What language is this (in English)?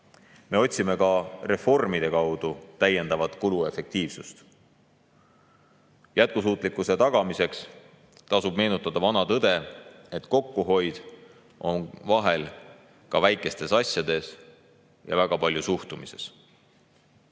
Estonian